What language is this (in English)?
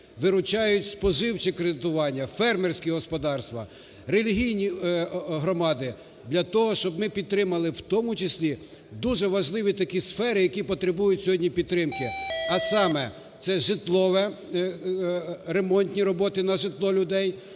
Ukrainian